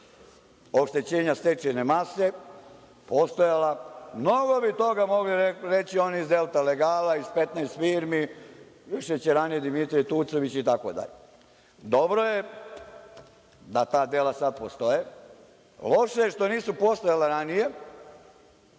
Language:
Serbian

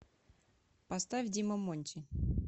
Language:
Russian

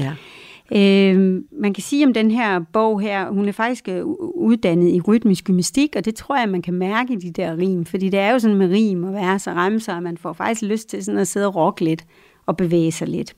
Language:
Danish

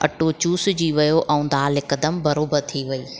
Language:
Sindhi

